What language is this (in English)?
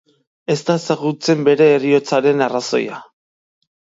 Basque